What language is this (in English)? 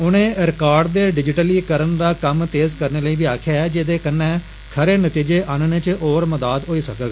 Dogri